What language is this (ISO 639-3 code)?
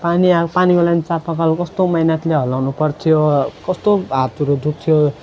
nep